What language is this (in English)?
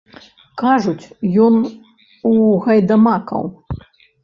Belarusian